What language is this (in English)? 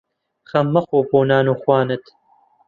Central Kurdish